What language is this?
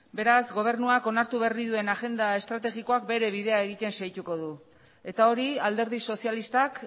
Basque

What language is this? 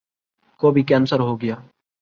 Urdu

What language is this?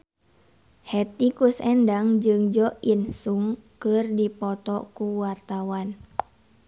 Sundanese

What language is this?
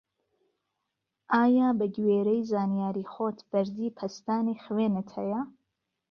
Central Kurdish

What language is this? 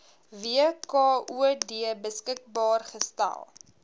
Afrikaans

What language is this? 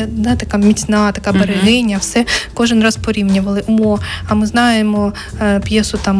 Ukrainian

